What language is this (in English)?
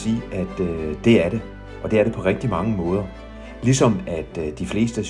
Danish